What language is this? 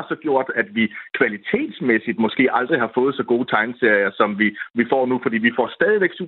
Danish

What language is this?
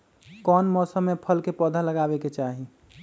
Magahi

